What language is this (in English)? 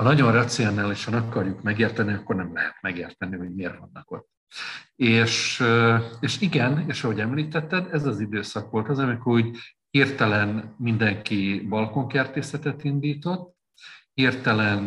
Hungarian